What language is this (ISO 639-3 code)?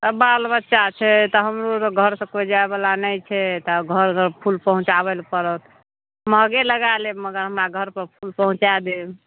mai